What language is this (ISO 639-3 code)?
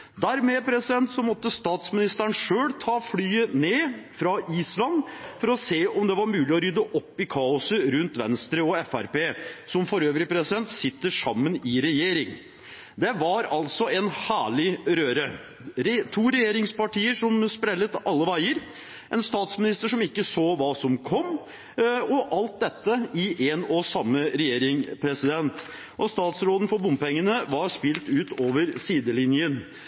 nob